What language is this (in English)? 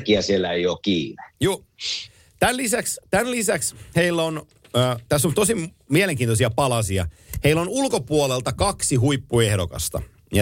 Finnish